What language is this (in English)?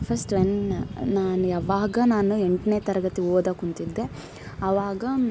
Kannada